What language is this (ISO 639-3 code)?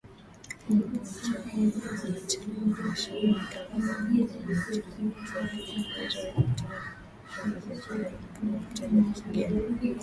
swa